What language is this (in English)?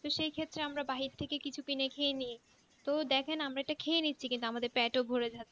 Bangla